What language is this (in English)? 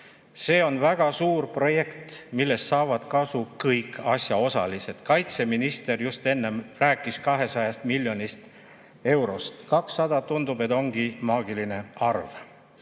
Estonian